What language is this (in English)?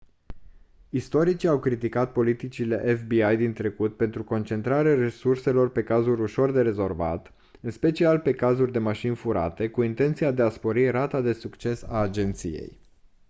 Romanian